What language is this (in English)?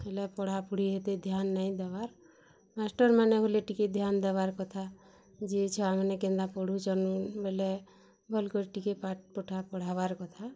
Odia